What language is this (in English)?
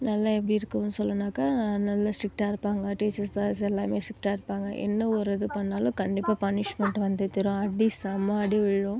Tamil